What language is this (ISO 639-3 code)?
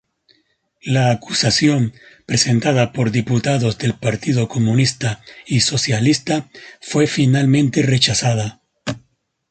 spa